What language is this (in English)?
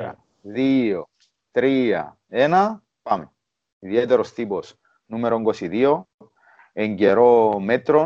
Greek